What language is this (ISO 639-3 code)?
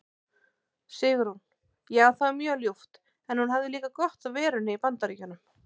isl